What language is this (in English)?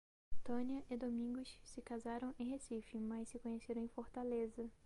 Portuguese